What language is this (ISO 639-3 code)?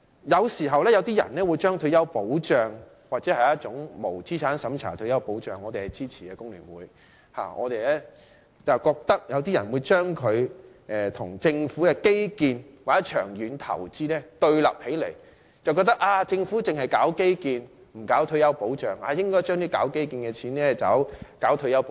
yue